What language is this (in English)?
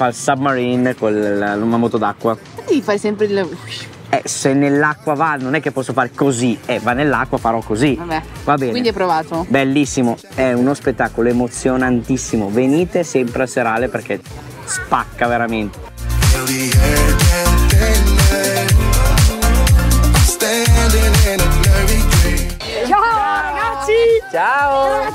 Italian